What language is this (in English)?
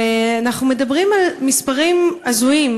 Hebrew